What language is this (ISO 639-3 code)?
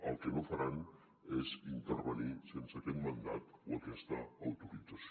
cat